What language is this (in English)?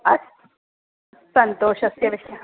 Sanskrit